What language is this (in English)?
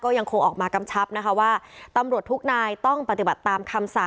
Thai